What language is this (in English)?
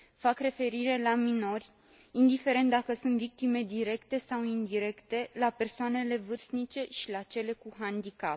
Romanian